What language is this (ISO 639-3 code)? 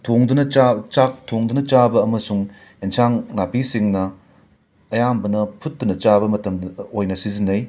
mni